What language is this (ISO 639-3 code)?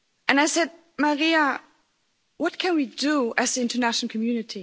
eng